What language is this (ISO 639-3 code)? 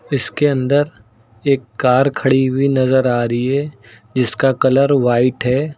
hin